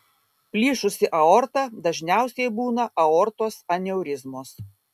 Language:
Lithuanian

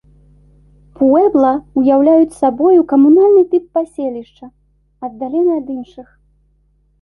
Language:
Belarusian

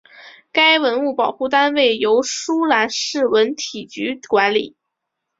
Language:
Chinese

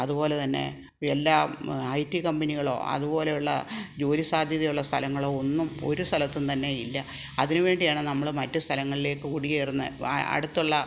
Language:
Malayalam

